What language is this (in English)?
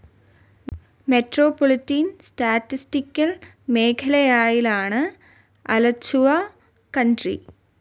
Malayalam